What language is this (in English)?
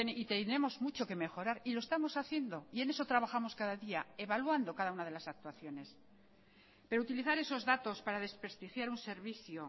Spanish